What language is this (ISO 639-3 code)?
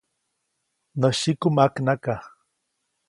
zoc